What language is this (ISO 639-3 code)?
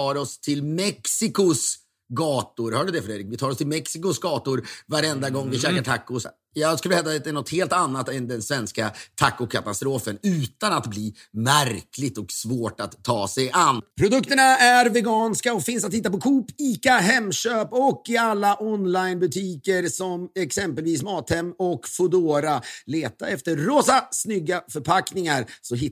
swe